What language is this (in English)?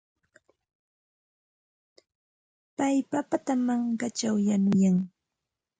Santa Ana de Tusi Pasco Quechua